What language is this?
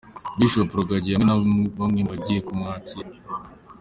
Kinyarwanda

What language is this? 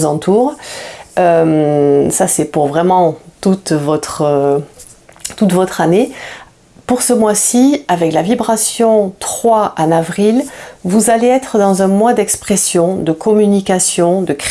French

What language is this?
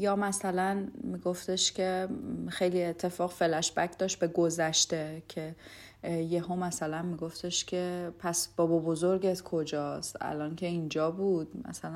Persian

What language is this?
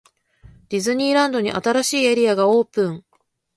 Japanese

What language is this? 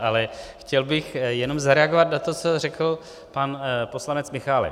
Czech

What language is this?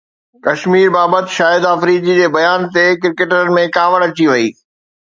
Sindhi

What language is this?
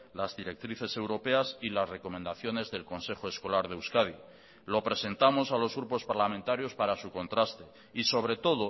Spanish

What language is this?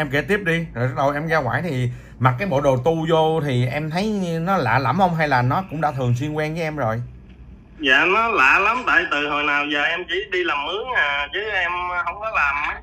Vietnamese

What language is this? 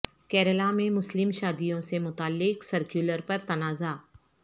Urdu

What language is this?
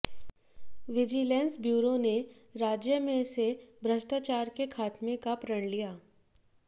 Hindi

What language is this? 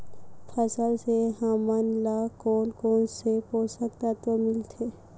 Chhattisgarhi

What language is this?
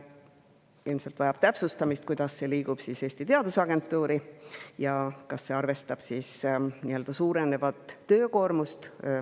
Estonian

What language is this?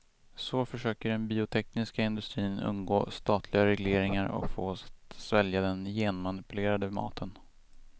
Swedish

